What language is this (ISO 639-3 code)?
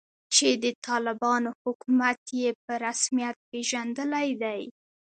pus